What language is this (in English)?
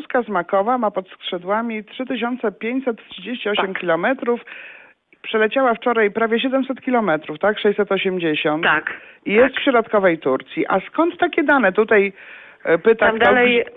Polish